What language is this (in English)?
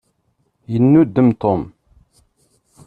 Kabyle